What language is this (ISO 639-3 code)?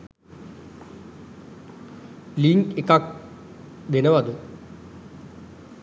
sin